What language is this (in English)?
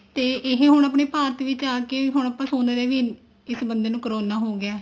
Punjabi